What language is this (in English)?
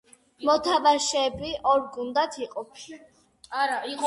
Georgian